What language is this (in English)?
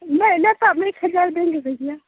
Hindi